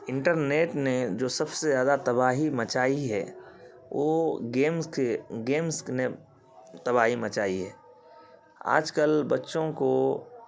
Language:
Urdu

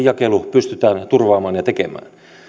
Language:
Finnish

